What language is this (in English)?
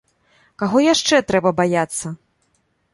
Belarusian